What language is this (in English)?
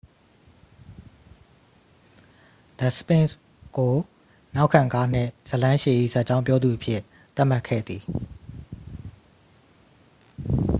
Burmese